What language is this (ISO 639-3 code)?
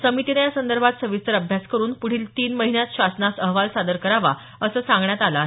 mar